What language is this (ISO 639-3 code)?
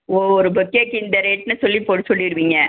tam